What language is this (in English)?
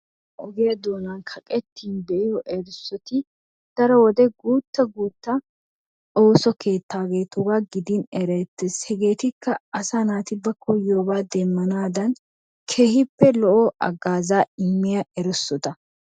Wolaytta